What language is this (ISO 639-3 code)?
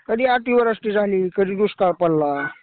mar